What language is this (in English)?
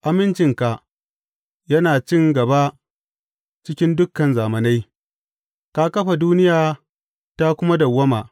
Hausa